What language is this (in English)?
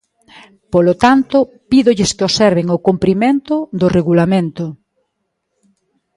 Galician